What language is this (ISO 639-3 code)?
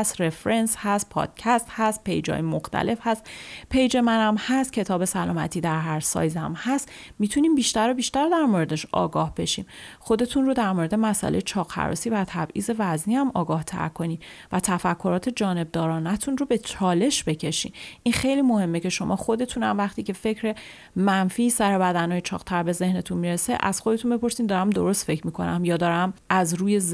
fas